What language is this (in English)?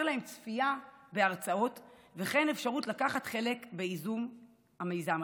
Hebrew